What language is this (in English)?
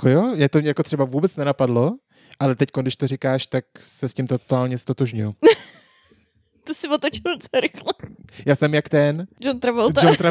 Czech